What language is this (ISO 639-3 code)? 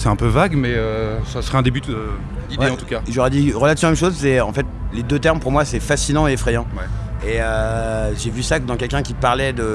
fra